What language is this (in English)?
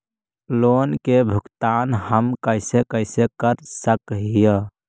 Magahi